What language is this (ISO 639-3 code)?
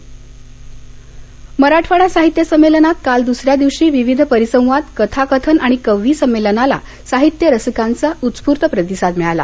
mar